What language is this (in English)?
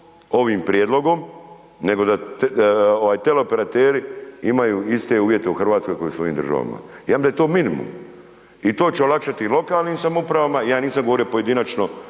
Croatian